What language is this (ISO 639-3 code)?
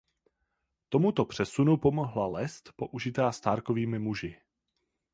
ces